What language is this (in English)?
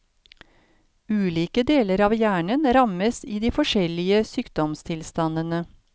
Norwegian